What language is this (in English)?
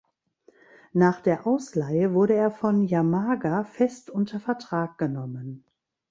German